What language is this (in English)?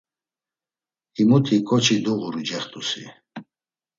Laz